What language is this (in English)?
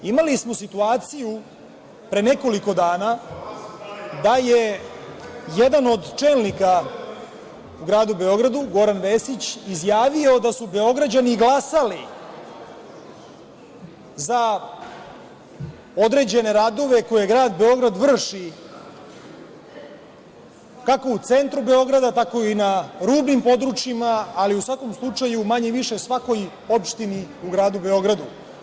Serbian